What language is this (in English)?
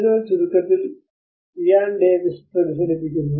Malayalam